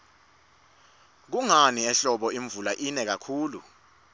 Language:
Swati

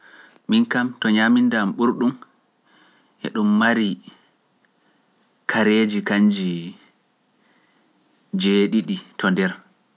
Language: Pular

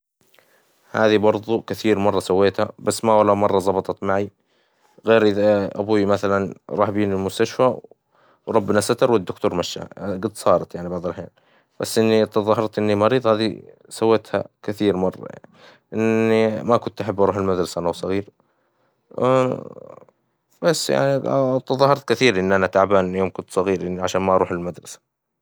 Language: Hijazi Arabic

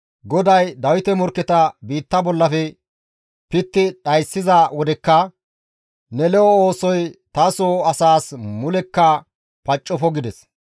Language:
Gamo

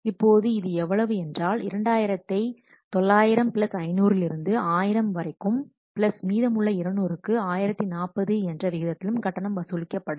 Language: Tamil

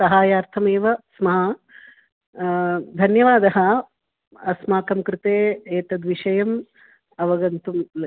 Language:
Sanskrit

